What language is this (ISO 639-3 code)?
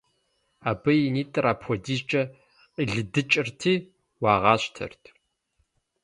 kbd